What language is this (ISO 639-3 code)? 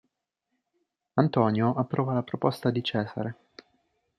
ita